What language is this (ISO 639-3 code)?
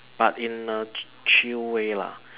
eng